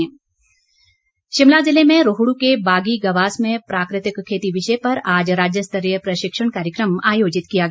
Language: Hindi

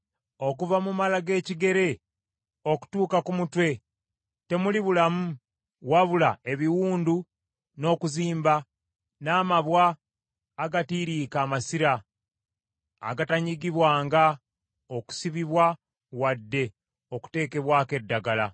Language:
Ganda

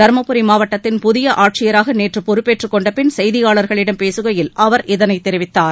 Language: Tamil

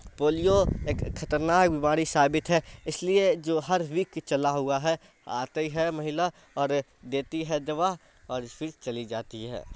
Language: Urdu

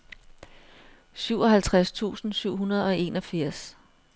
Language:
Danish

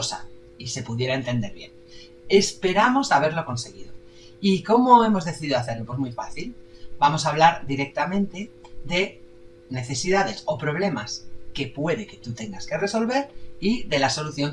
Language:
Spanish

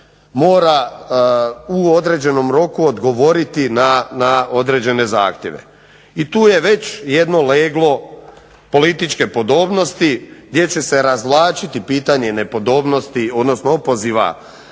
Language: Croatian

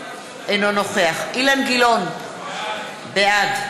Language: Hebrew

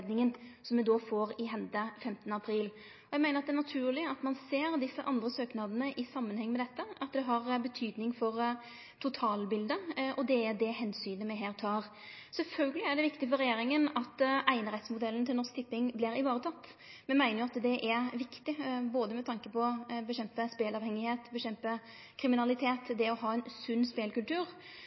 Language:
Norwegian Nynorsk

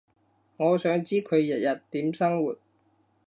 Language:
Cantonese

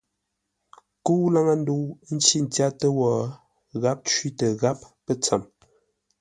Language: Ngombale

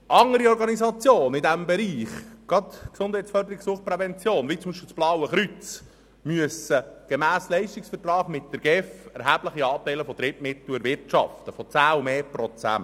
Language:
Swiss German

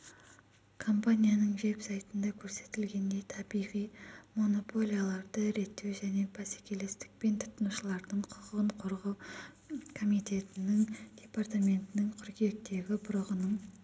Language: Kazakh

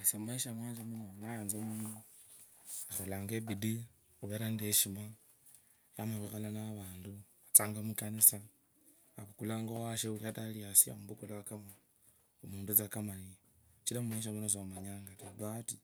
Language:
Kabras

